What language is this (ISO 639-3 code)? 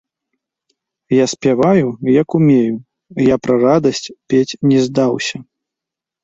bel